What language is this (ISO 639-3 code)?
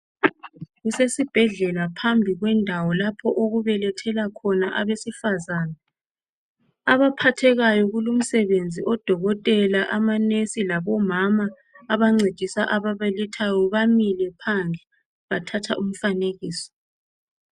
nde